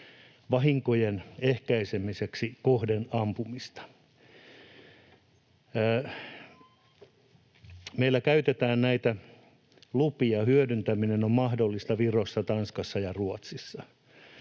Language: Finnish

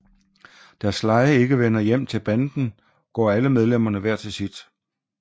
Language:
Danish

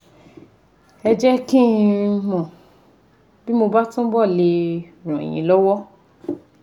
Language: Yoruba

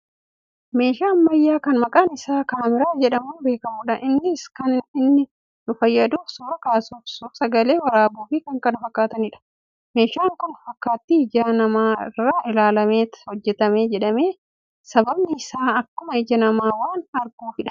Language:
Oromo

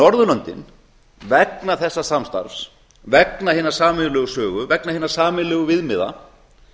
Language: Icelandic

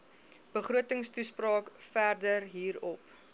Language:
Afrikaans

